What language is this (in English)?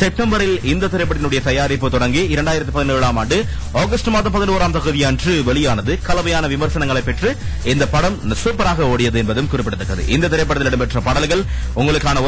Tamil